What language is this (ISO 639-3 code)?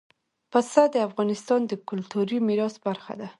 pus